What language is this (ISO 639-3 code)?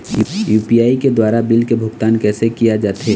hne